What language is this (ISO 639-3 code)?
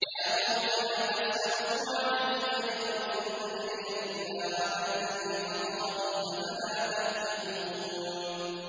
ara